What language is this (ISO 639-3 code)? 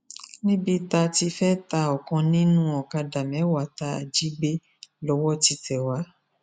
yor